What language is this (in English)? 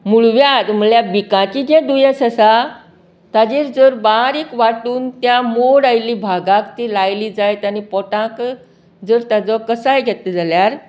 Konkani